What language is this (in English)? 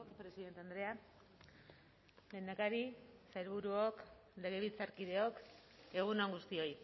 Basque